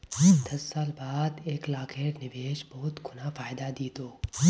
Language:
Magahi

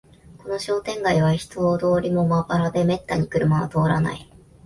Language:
Japanese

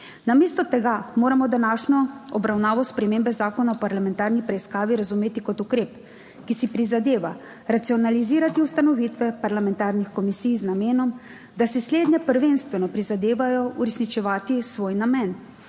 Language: Slovenian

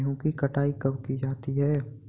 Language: Hindi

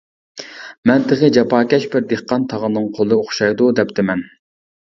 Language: Uyghur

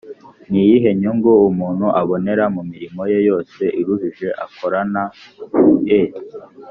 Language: Kinyarwanda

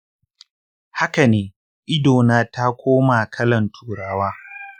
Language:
Hausa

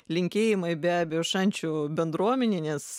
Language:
Lithuanian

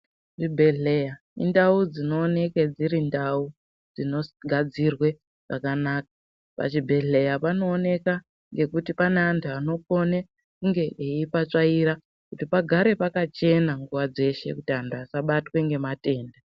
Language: Ndau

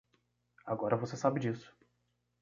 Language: Portuguese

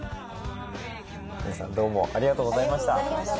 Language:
Japanese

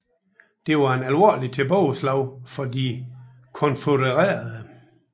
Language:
Danish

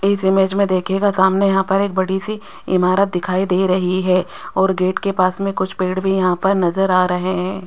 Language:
Hindi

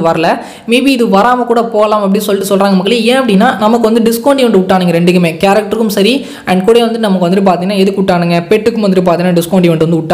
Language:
Romanian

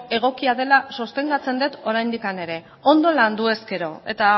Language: Basque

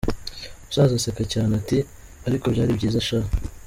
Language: Kinyarwanda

